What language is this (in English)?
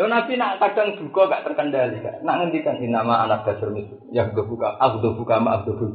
Indonesian